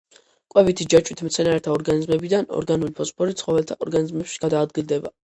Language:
Georgian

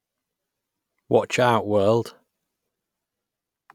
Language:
English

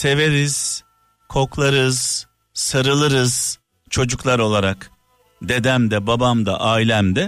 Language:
Turkish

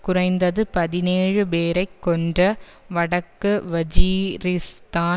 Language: Tamil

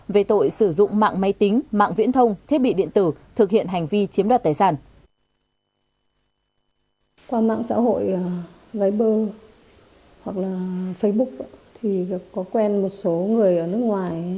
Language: Vietnamese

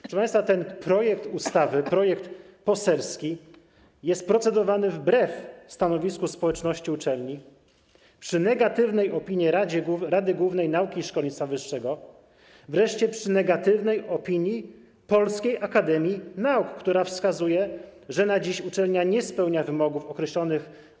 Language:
Polish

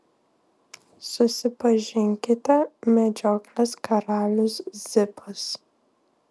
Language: Lithuanian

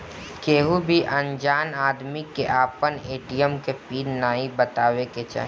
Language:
Bhojpuri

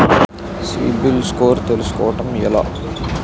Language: Telugu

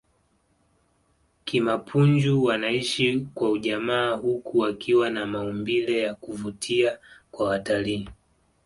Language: Swahili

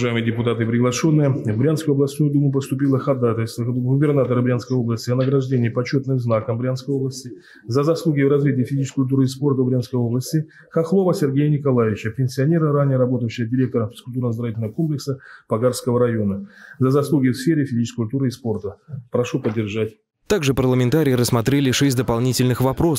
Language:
Russian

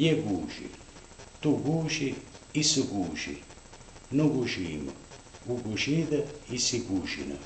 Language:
Italian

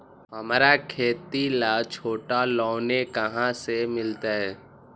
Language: Magahi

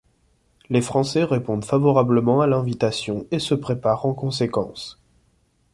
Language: French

